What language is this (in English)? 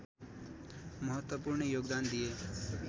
Nepali